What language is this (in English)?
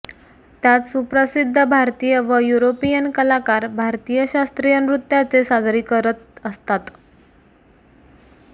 Marathi